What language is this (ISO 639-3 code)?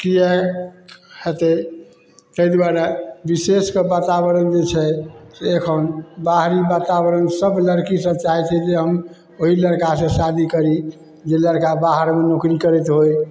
mai